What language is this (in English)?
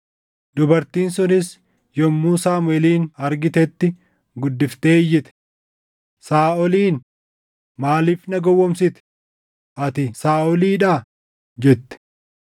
Oromo